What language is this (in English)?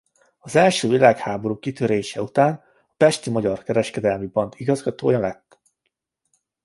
Hungarian